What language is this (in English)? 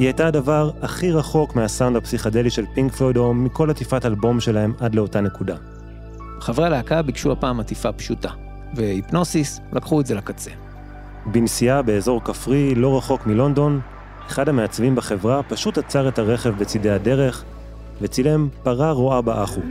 Hebrew